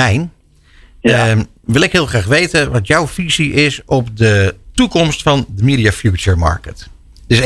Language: Dutch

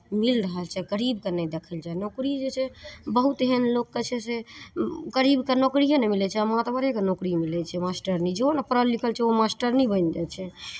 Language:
Maithili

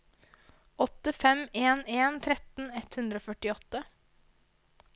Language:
Norwegian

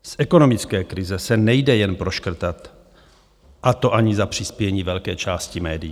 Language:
Czech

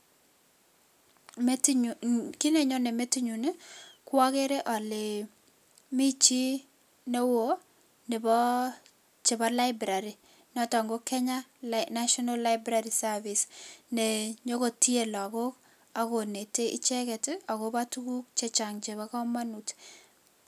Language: Kalenjin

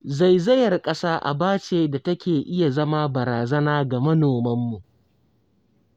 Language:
Hausa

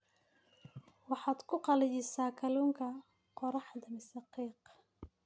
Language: Somali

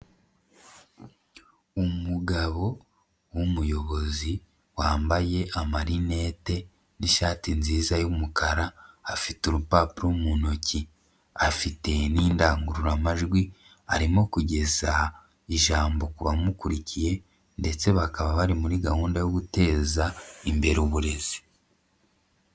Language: Kinyarwanda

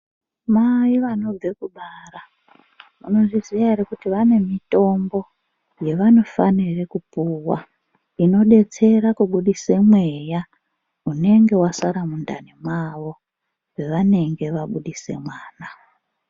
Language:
Ndau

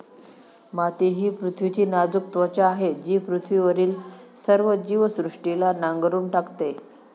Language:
Marathi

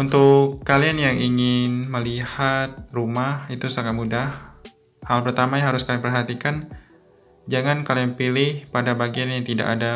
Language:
Indonesian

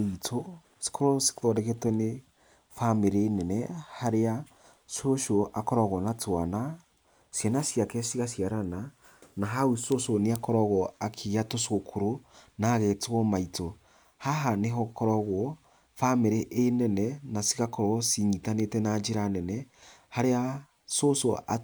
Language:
Kikuyu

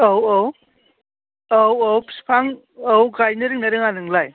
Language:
Bodo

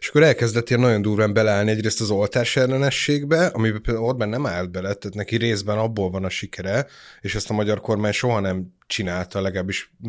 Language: Hungarian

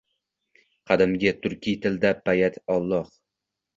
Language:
Uzbek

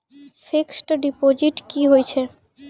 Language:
Maithili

